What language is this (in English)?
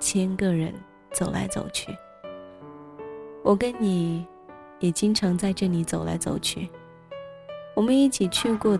Chinese